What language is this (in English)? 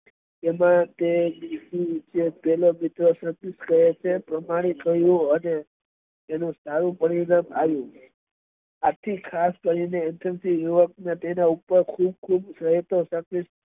Gujarati